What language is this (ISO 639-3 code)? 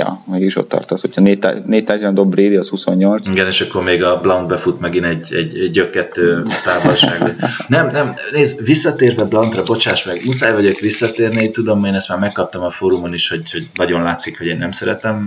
hun